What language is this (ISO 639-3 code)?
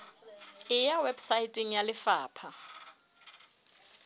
sot